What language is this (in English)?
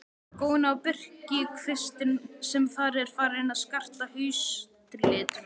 Icelandic